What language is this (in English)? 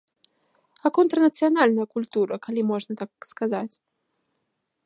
Belarusian